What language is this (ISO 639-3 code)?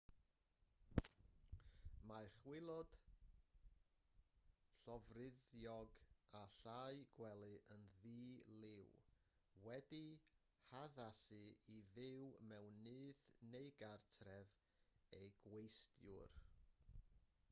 cym